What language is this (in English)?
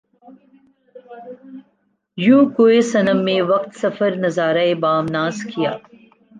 Urdu